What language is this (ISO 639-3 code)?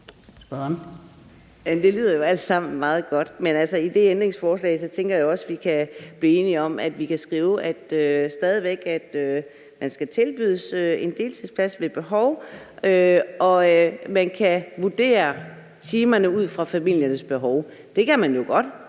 dan